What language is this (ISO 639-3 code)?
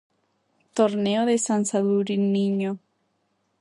glg